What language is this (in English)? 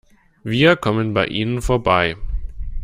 German